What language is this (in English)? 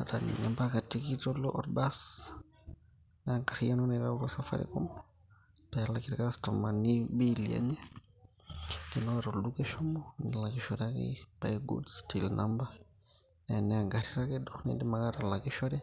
Masai